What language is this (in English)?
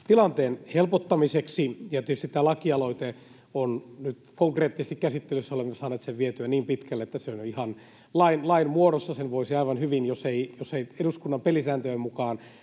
Finnish